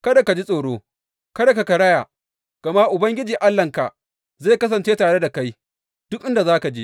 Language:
Hausa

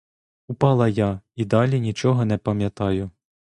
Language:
Ukrainian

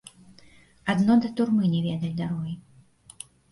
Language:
Belarusian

